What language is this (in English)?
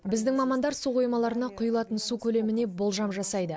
Kazakh